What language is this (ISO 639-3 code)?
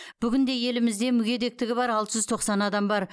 kaz